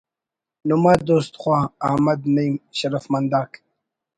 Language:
Brahui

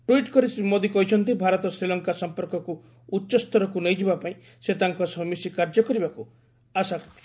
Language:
Odia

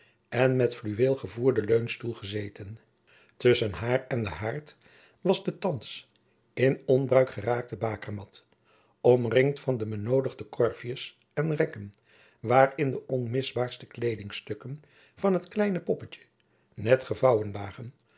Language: Dutch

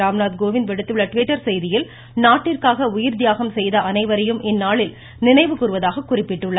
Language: Tamil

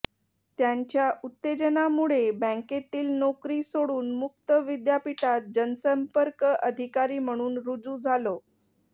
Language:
Marathi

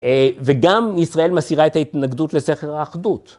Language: Hebrew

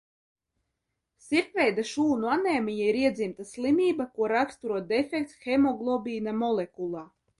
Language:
Latvian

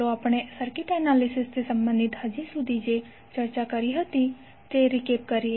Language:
Gujarati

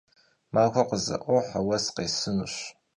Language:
Kabardian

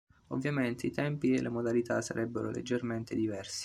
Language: Italian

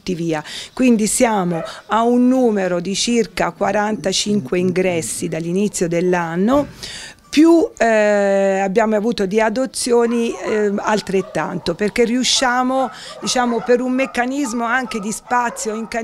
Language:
Italian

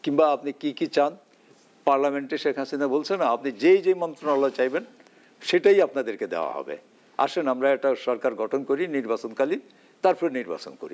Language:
Bangla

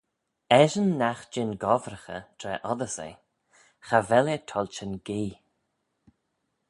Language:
Manx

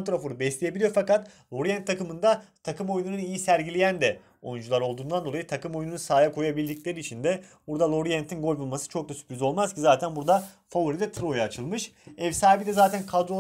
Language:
Turkish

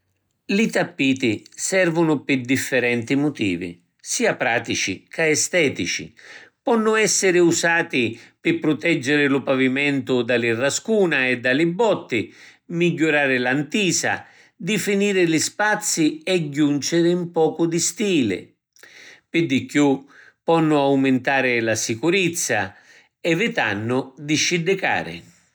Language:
Sicilian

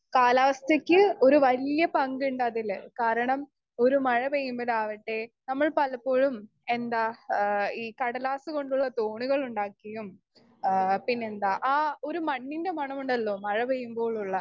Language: Malayalam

